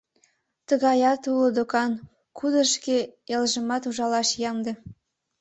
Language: Mari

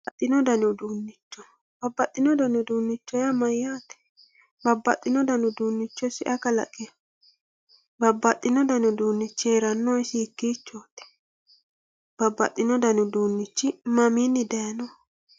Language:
Sidamo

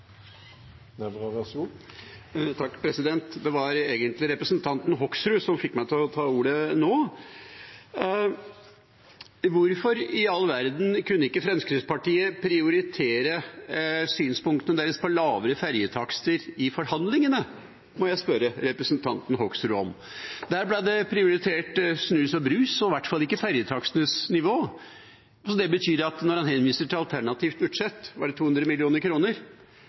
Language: Norwegian Bokmål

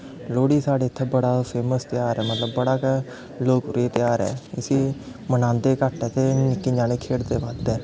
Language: Dogri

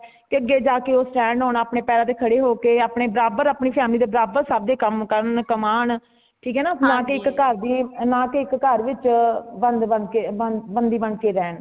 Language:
Punjabi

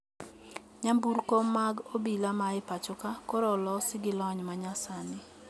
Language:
Luo (Kenya and Tanzania)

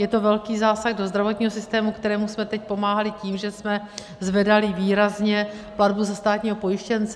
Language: Czech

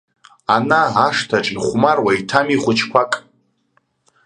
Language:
Abkhazian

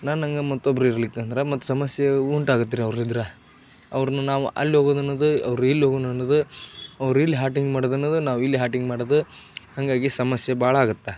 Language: Kannada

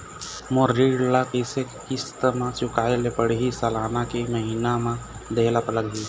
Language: Chhattisgarhi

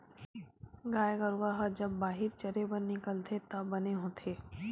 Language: Chhattisgarhi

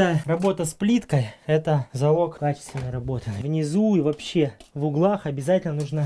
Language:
Russian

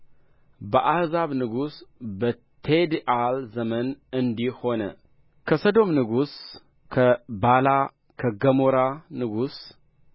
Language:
Amharic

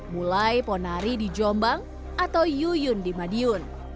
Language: Indonesian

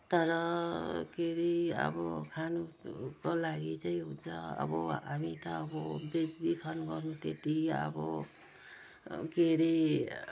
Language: Nepali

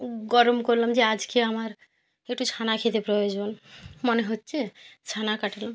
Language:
Bangla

